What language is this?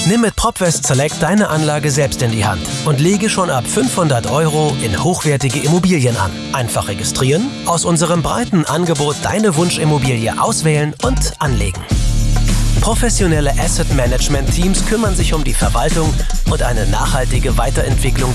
German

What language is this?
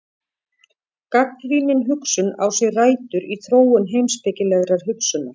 Icelandic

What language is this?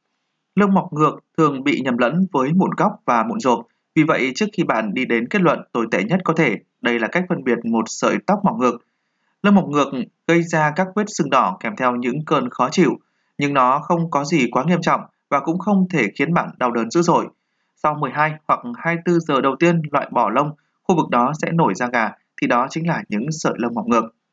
Vietnamese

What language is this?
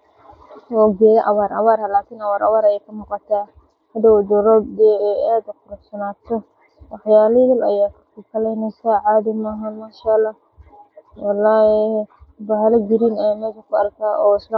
Somali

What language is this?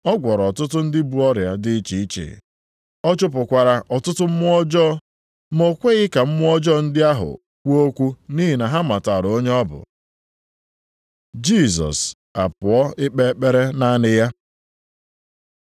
Igbo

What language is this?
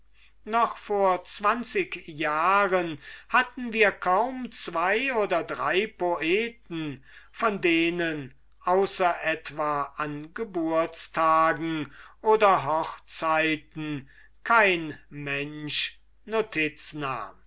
German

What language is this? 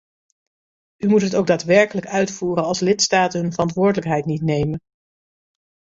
Dutch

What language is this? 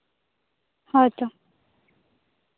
Santali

